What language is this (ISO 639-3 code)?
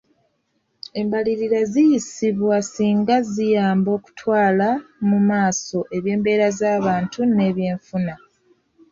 lug